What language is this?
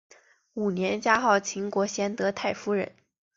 Chinese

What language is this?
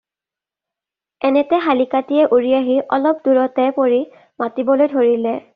Assamese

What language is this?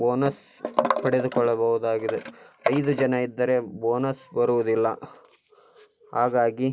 Kannada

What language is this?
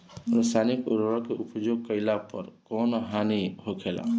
Bhojpuri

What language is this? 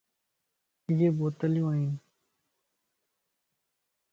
Lasi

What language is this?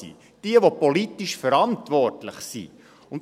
Swiss German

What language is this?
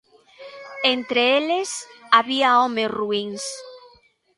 Galician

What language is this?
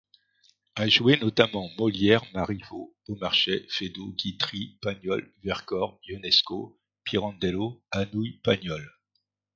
French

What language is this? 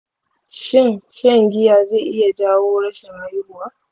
Hausa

